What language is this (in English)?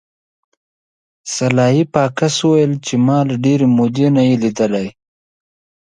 Pashto